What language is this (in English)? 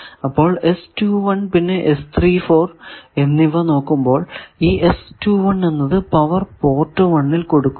Malayalam